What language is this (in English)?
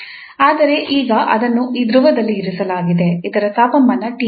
Kannada